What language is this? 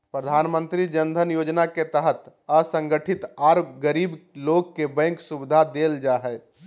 Magahi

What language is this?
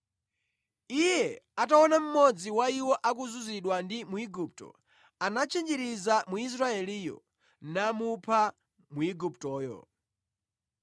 Nyanja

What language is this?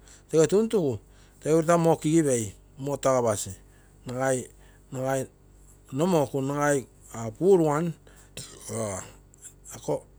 Terei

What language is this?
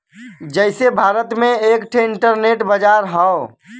Bhojpuri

